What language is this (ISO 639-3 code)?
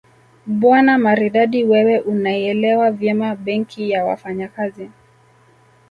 swa